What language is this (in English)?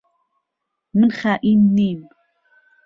Central Kurdish